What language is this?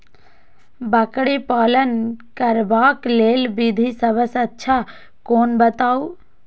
Maithili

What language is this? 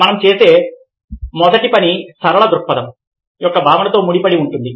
Telugu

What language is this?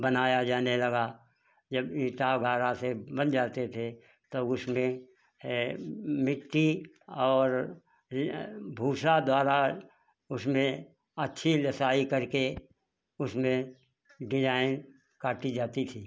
Hindi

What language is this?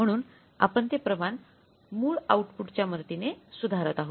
Marathi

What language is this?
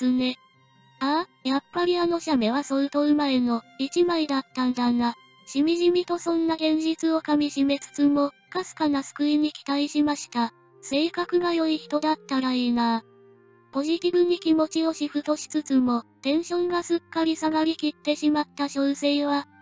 Japanese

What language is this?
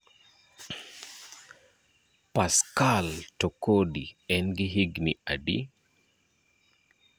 Luo (Kenya and Tanzania)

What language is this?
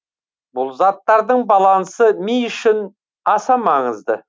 Kazakh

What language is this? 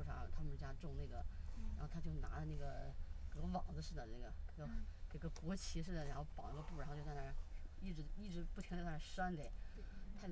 Chinese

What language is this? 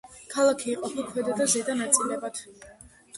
Georgian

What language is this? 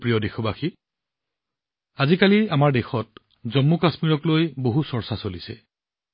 Assamese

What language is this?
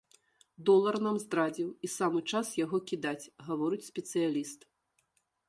Belarusian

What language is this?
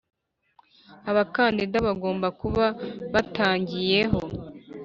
Kinyarwanda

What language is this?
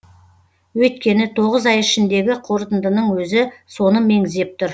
Kazakh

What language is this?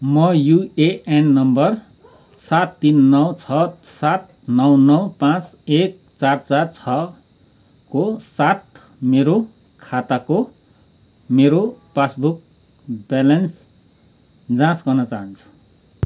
Nepali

